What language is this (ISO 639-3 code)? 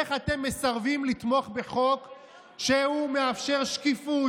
heb